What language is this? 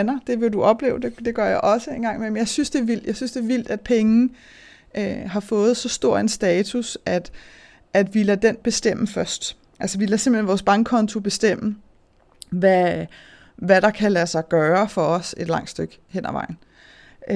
Danish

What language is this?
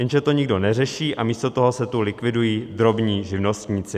Czech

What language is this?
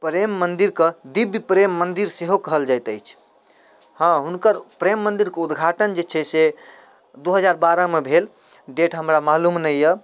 Maithili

